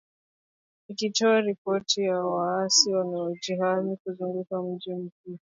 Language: Swahili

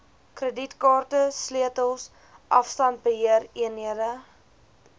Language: Afrikaans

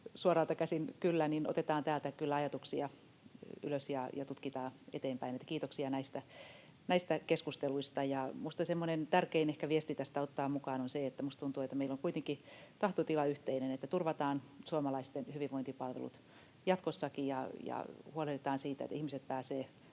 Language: Finnish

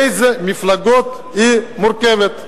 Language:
Hebrew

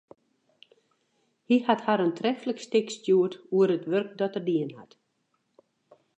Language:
Western Frisian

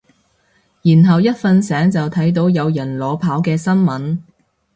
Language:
Cantonese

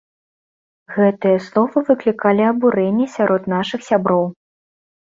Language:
Belarusian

